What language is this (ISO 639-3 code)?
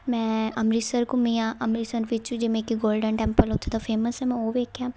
pan